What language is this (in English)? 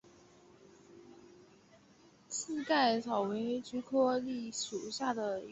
Chinese